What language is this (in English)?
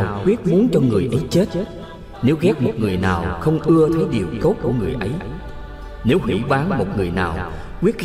Vietnamese